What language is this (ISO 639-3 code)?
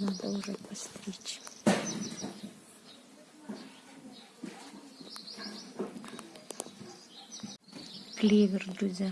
rus